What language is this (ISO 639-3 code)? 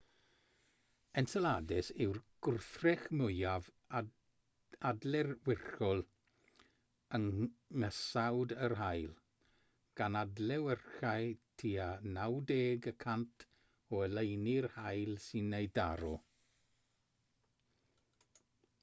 cym